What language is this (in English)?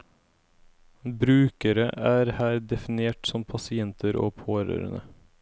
Norwegian